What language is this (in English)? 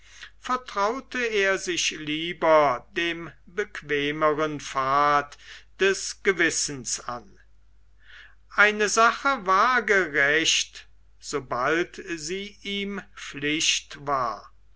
German